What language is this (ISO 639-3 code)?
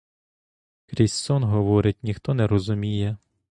ukr